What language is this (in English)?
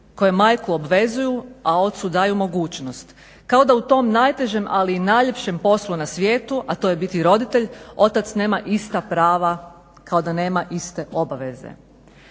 Croatian